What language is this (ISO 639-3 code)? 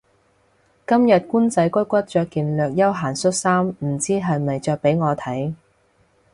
yue